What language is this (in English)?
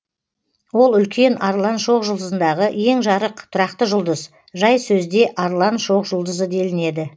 Kazakh